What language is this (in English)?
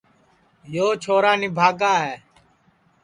Sansi